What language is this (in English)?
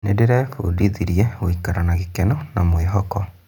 Kikuyu